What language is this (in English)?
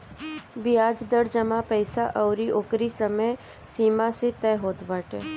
Bhojpuri